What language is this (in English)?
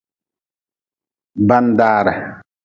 Nawdm